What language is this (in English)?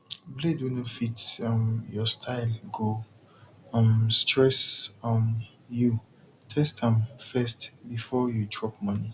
Nigerian Pidgin